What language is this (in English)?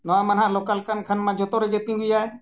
Santali